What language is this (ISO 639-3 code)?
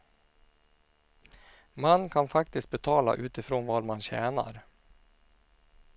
swe